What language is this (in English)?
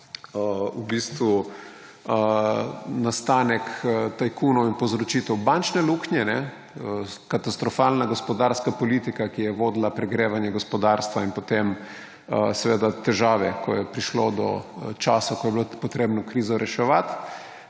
Slovenian